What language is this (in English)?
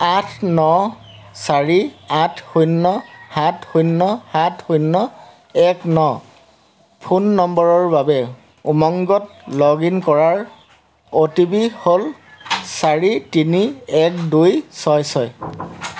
Assamese